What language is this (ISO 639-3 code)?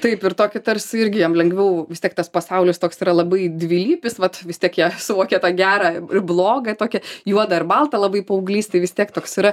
lit